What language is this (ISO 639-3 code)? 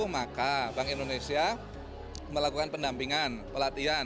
ind